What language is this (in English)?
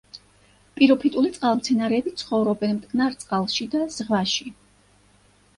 Georgian